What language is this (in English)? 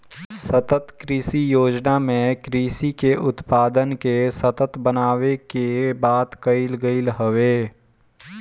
Bhojpuri